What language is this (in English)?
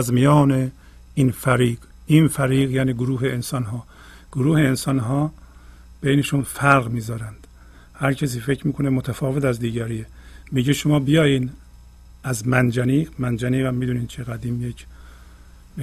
Persian